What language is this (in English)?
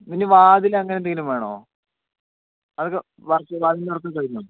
Malayalam